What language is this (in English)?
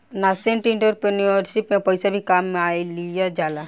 Bhojpuri